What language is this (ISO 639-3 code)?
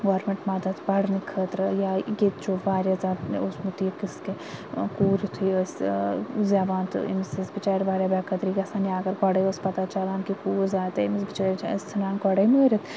kas